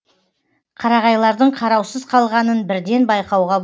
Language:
Kazakh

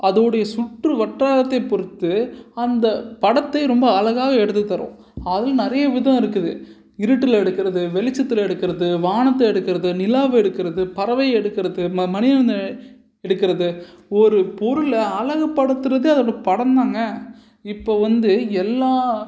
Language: Tamil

